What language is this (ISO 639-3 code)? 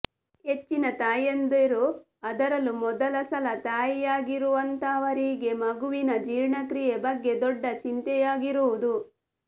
kan